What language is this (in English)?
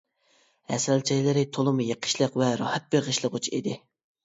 Uyghur